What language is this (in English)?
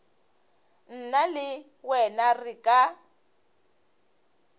Northern Sotho